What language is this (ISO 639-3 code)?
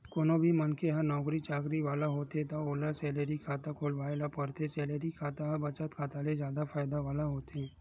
hne